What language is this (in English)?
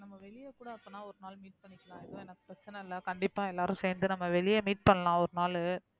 Tamil